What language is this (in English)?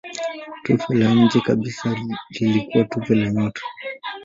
Swahili